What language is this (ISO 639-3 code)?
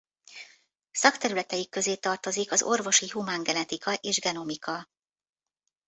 hun